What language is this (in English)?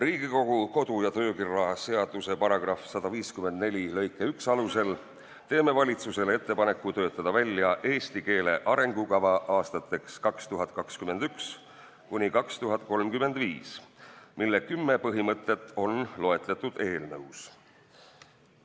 Estonian